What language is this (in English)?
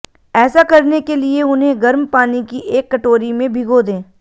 Hindi